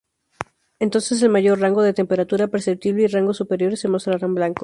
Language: Spanish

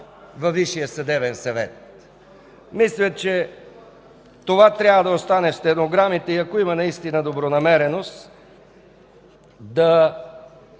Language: Bulgarian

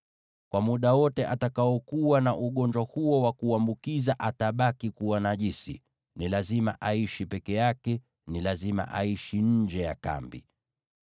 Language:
Swahili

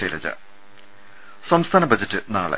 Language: Malayalam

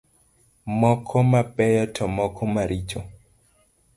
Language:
Luo (Kenya and Tanzania)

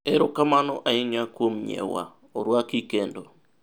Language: Luo (Kenya and Tanzania)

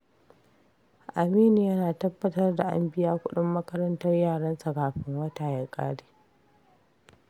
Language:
Hausa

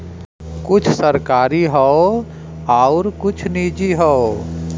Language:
Bhojpuri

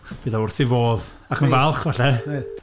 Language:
Welsh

